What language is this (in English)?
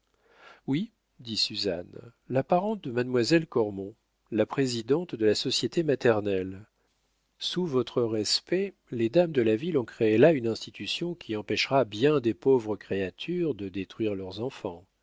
French